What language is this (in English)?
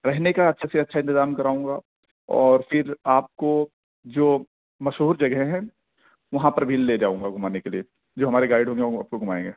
Urdu